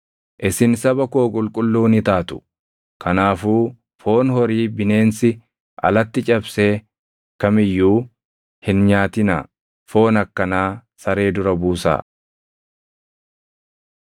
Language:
Oromo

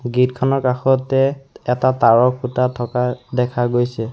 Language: Assamese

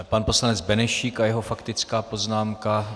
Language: Czech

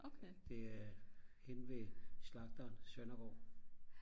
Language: Danish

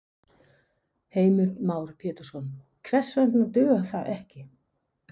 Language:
Icelandic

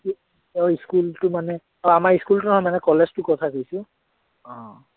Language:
Assamese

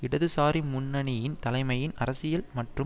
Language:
Tamil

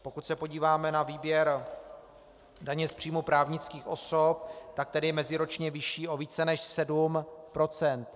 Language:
Czech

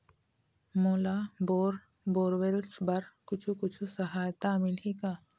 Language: Chhattisgarhi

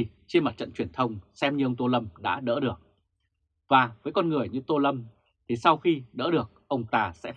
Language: Vietnamese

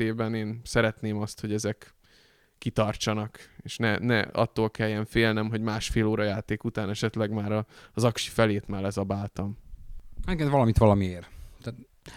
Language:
Hungarian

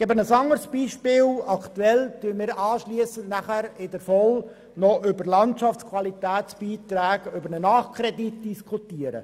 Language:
Swiss German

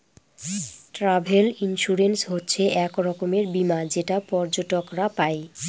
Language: Bangla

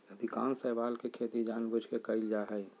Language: Magahi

